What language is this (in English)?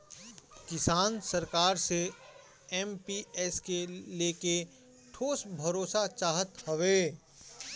Bhojpuri